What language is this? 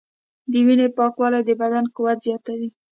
Pashto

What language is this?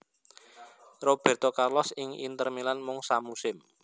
Javanese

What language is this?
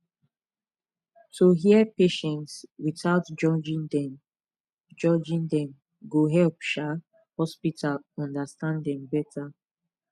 Nigerian Pidgin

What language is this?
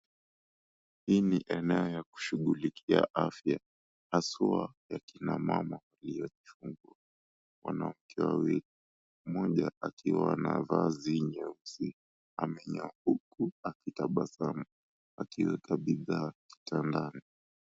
Swahili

